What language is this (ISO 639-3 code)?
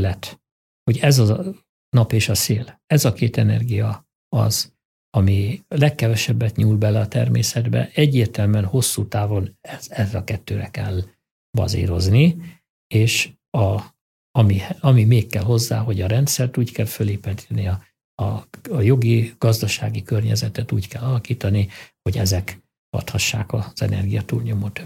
hun